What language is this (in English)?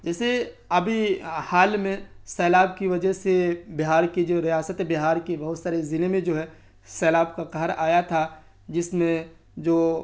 Urdu